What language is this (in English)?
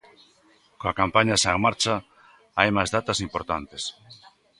Galician